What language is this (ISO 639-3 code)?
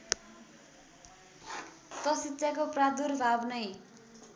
nep